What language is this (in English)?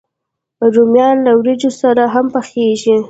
Pashto